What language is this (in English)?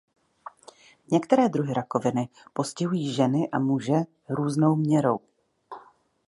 Czech